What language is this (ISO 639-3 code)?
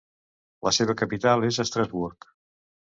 cat